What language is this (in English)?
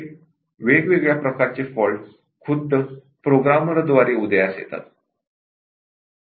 Marathi